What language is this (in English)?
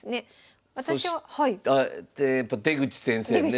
Japanese